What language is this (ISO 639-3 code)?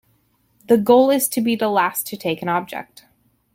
eng